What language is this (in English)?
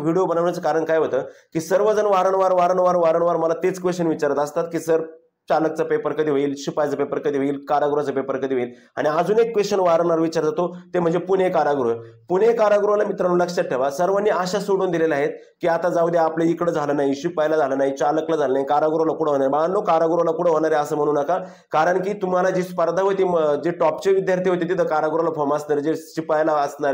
Marathi